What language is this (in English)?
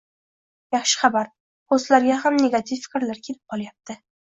Uzbek